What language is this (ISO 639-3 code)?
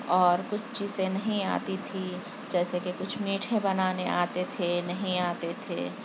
urd